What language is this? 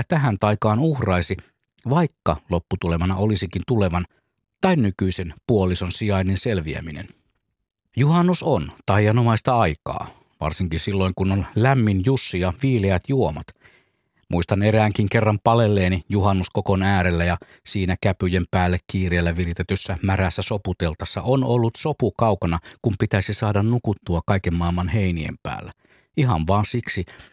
Finnish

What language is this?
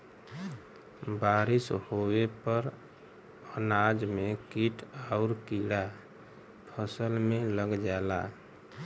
Bhojpuri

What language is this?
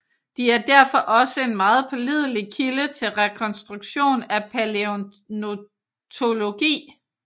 Danish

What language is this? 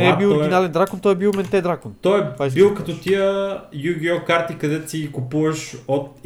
Bulgarian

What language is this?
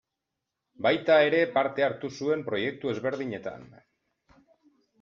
Basque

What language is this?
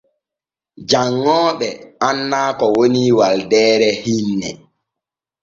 Borgu Fulfulde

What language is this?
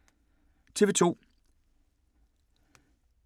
Danish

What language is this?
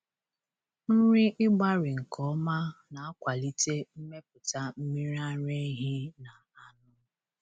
Igbo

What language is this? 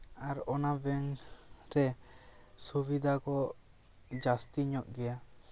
Santali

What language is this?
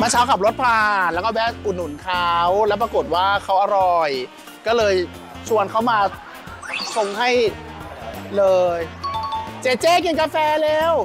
Thai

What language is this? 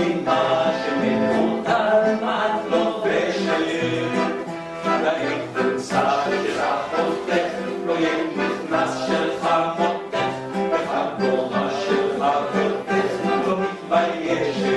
Hebrew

